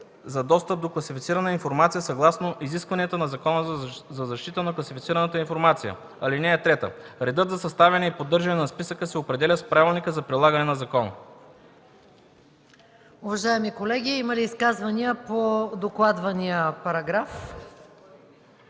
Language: Bulgarian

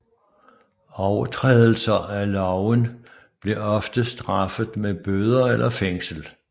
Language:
Danish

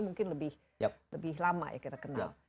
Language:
Indonesian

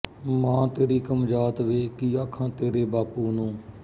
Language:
Punjabi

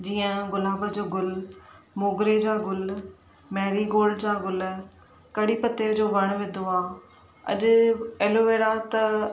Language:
Sindhi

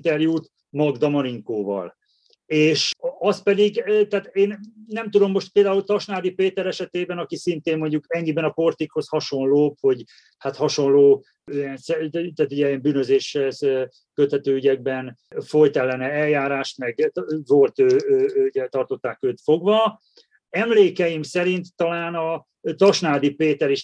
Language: Hungarian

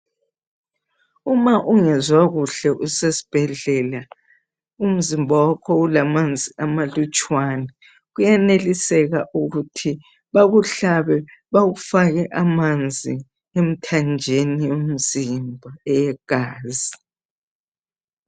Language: North Ndebele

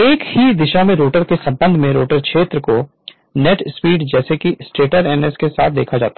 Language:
Hindi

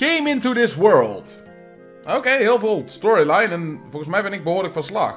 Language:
Dutch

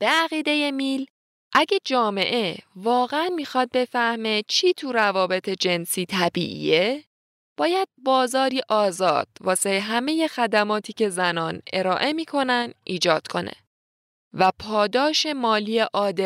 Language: Persian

